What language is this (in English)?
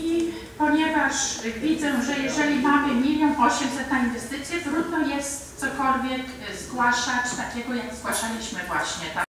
Polish